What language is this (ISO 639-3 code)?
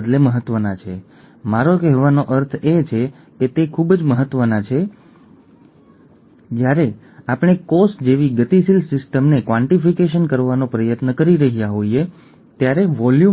guj